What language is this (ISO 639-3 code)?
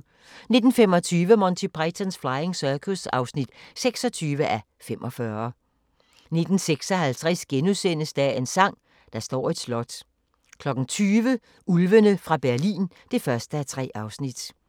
dan